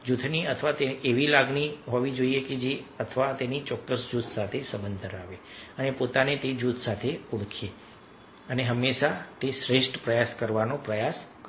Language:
Gujarati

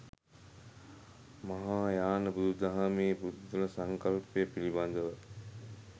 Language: Sinhala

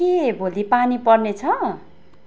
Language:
Nepali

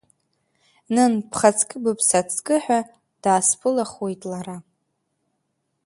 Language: Abkhazian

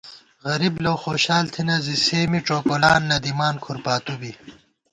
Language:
Gawar-Bati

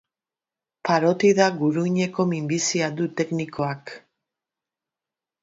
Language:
Basque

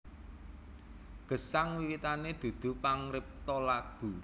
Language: Javanese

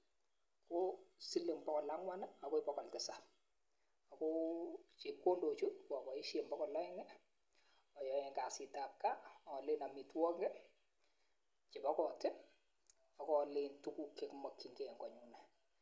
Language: Kalenjin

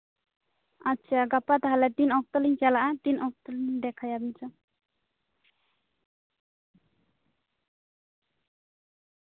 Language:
Santali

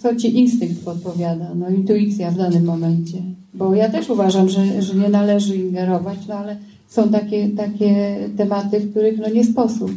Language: Polish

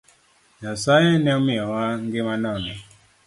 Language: Luo (Kenya and Tanzania)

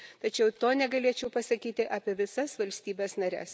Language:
Lithuanian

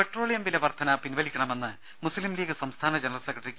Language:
Malayalam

